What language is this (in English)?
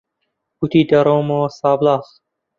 Central Kurdish